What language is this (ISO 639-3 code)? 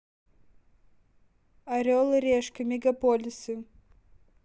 rus